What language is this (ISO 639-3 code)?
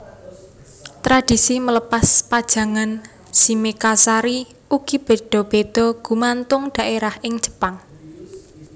jav